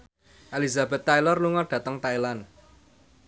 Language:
Javanese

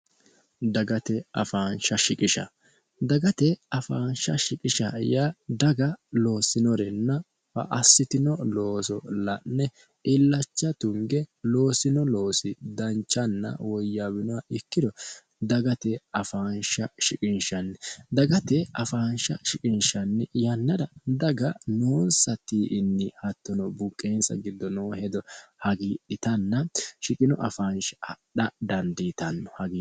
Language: Sidamo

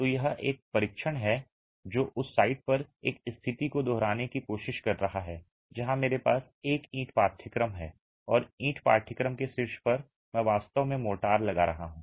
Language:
Hindi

